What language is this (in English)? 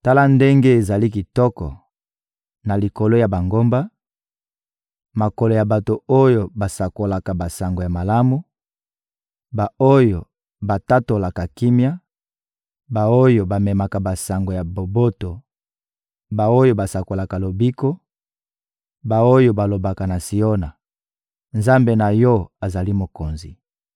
Lingala